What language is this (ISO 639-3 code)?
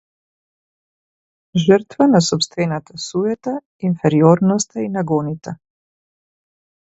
mkd